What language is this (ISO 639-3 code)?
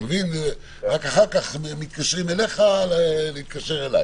heb